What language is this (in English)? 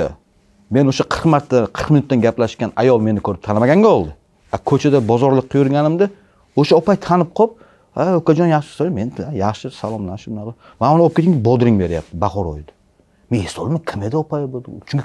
Turkish